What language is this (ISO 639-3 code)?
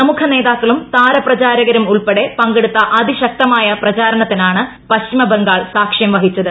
mal